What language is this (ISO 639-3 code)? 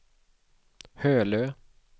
swe